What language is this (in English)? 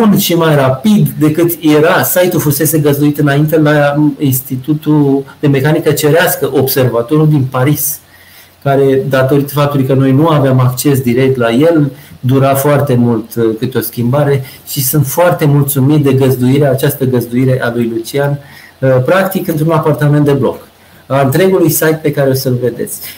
Romanian